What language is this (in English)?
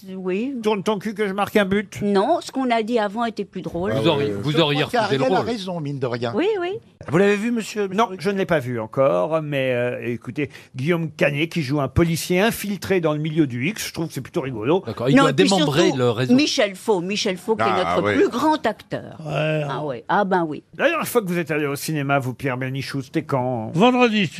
French